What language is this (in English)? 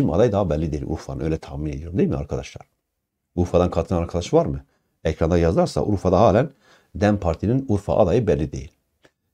Turkish